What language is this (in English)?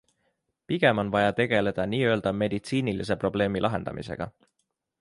Estonian